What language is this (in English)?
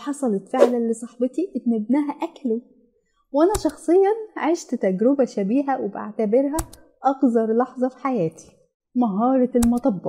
Arabic